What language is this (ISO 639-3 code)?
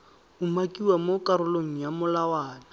tsn